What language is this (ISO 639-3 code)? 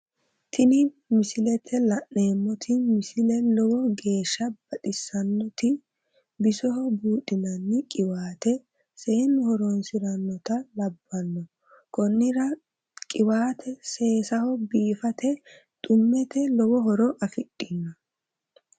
sid